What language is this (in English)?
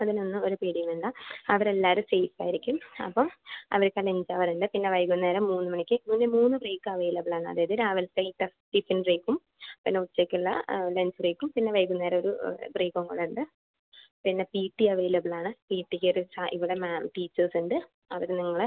Malayalam